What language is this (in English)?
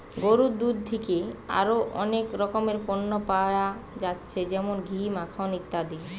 Bangla